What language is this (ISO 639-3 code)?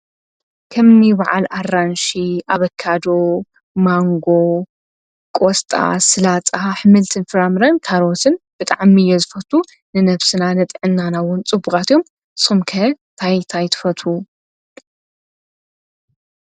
tir